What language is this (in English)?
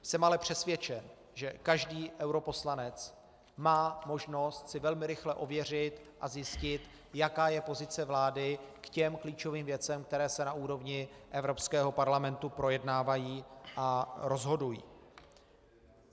Czech